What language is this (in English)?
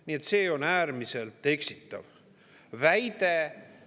Estonian